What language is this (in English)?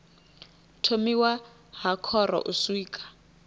Venda